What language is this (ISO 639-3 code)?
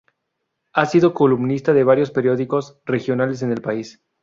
spa